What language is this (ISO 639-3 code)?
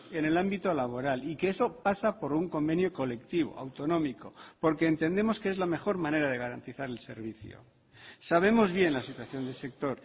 spa